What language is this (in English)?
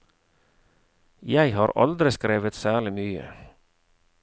Norwegian